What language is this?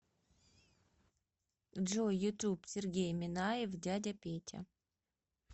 Russian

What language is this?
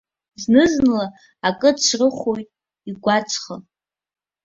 Abkhazian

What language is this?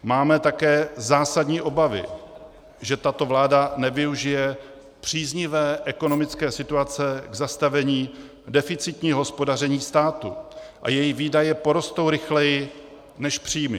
Czech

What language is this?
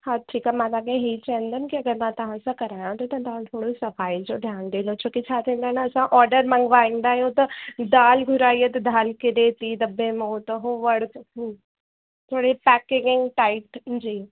Sindhi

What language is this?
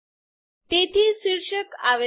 Gujarati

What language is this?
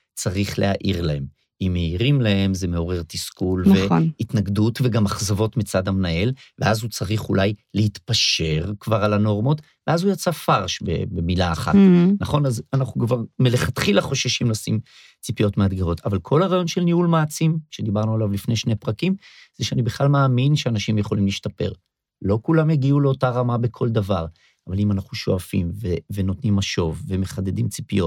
Hebrew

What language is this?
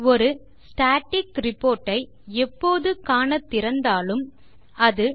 Tamil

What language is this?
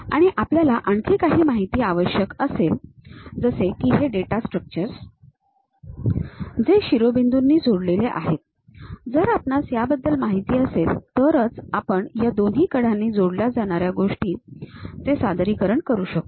Marathi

